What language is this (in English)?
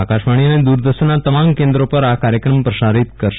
Gujarati